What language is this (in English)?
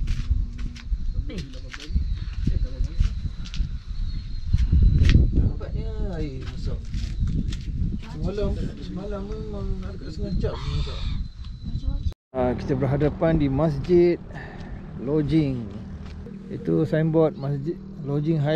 Malay